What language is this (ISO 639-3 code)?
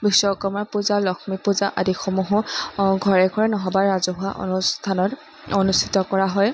asm